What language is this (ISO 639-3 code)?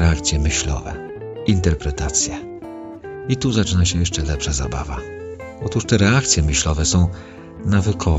pol